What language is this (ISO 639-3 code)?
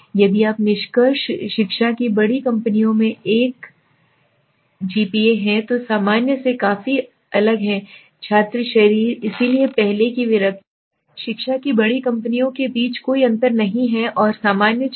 hin